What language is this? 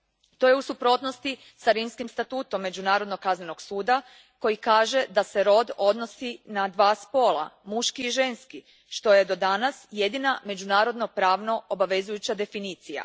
Croatian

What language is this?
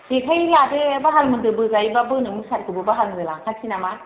Bodo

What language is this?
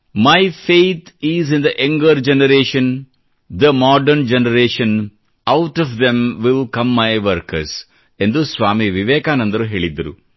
Kannada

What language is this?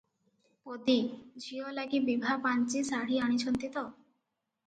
Odia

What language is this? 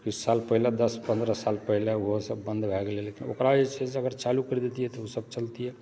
Maithili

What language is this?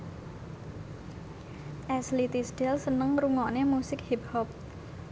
Javanese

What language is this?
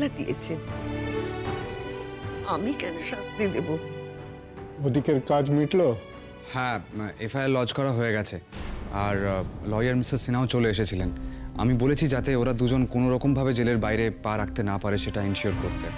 Bangla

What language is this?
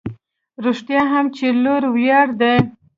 Pashto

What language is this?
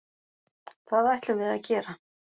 Icelandic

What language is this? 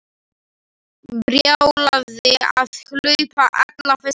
Icelandic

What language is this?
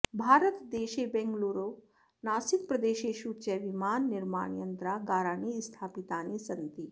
Sanskrit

